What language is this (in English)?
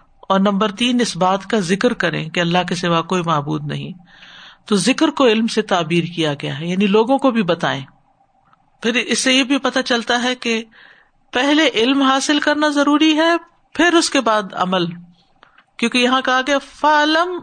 Urdu